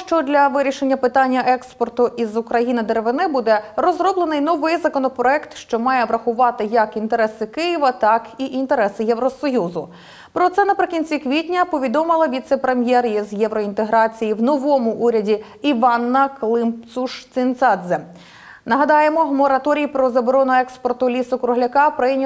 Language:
Ukrainian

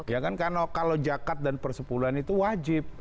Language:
Indonesian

